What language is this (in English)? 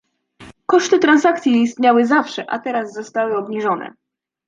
Polish